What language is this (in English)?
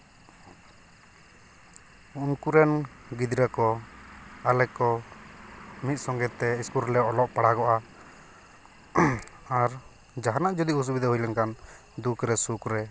Santali